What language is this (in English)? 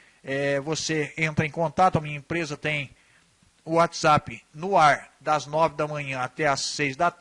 Portuguese